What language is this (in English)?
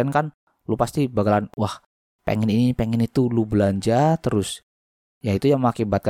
Indonesian